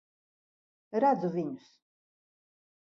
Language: Latvian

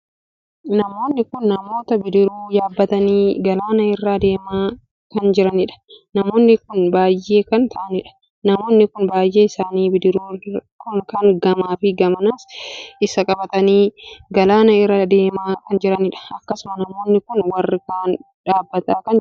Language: Oromo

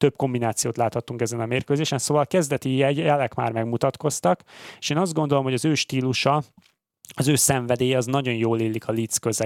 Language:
Hungarian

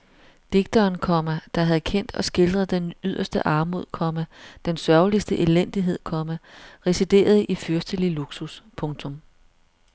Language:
Danish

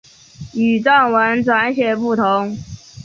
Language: Chinese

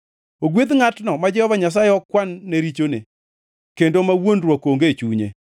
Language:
Luo (Kenya and Tanzania)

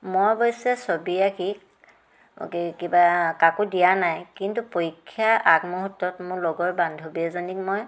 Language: Assamese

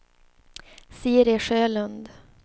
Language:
Swedish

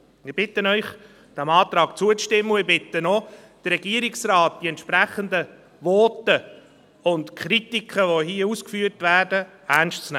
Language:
Swiss German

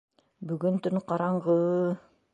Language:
Bashkir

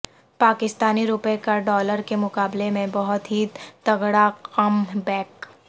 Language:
Urdu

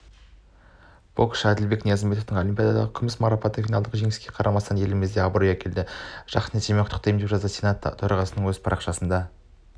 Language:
Kazakh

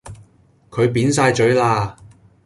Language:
Cantonese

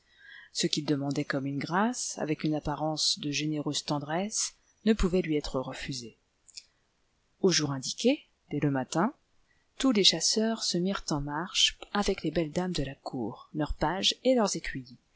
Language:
French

